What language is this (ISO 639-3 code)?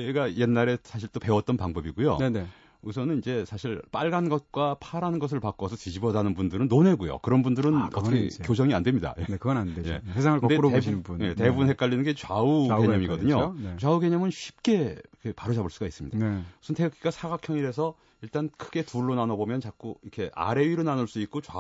kor